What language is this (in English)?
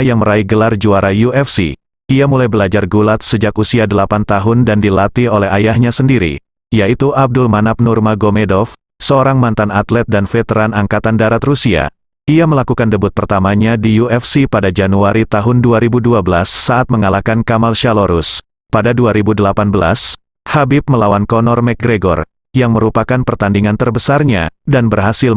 Indonesian